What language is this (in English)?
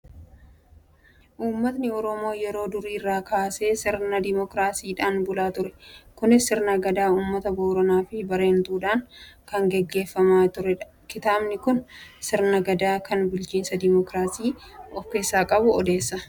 Oromo